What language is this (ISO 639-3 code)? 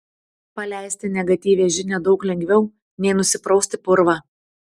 lit